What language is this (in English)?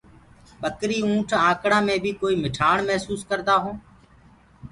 Gurgula